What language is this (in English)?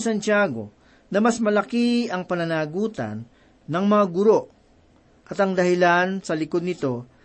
Filipino